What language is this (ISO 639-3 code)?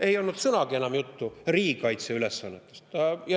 est